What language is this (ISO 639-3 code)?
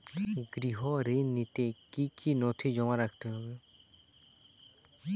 ben